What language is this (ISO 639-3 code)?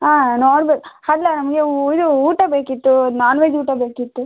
kan